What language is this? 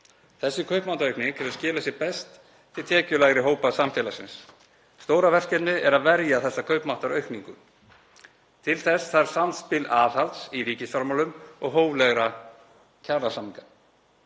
Icelandic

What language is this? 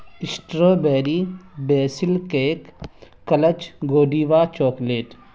Urdu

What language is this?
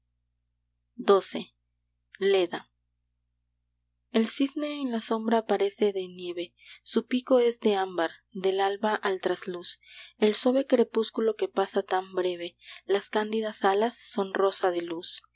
Spanish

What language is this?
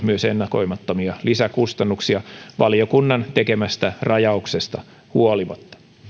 Finnish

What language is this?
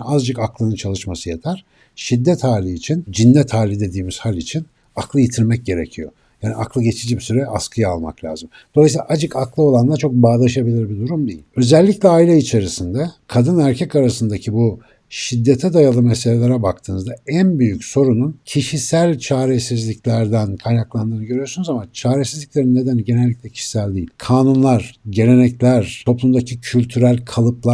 Turkish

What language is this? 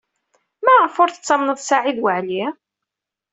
Kabyle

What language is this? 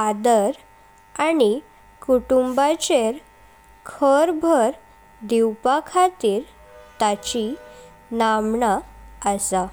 Konkani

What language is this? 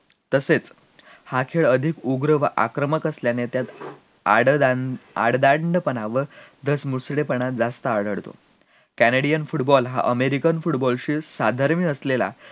Marathi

